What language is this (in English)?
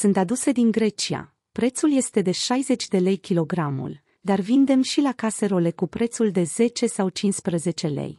Romanian